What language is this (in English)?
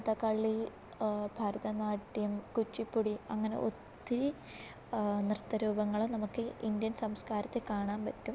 Malayalam